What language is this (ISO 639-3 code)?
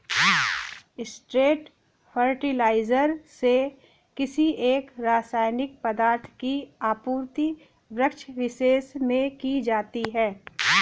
hin